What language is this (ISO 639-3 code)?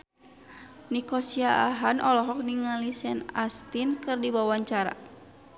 sun